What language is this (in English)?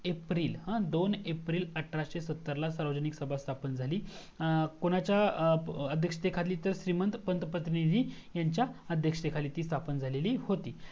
Marathi